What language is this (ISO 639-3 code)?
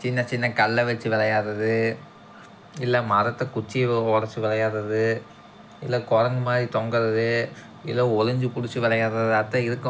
tam